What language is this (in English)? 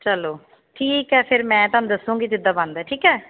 Punjabi